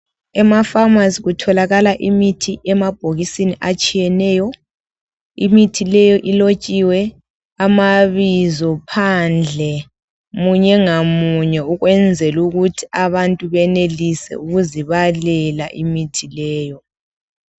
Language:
North Ndebele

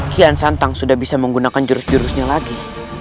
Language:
Indonesian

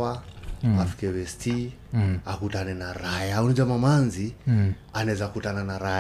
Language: Swahili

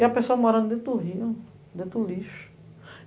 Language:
Portuguese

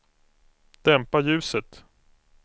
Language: Swedish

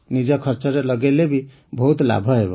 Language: Odia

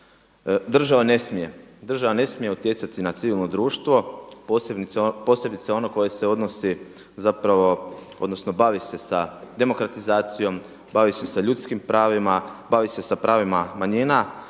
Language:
Croatian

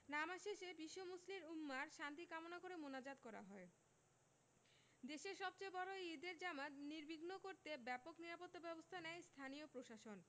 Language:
Bangla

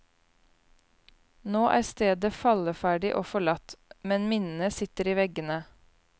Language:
Norwegian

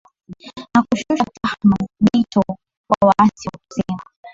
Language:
Swahili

